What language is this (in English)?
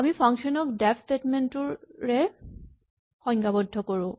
Assamese